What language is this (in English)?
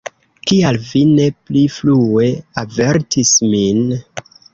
Esperanto